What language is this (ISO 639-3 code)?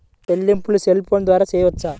tel